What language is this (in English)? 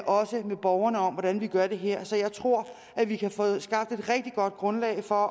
Danish